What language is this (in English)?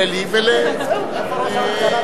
Hebrew